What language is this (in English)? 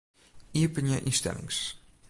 Western Frisian